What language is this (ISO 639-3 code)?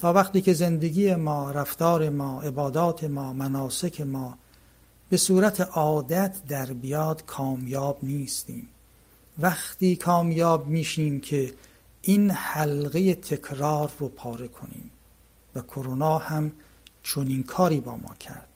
fas